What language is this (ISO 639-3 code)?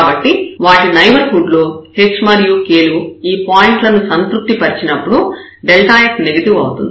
tel